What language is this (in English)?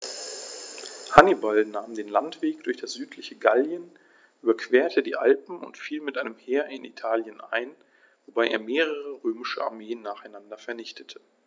German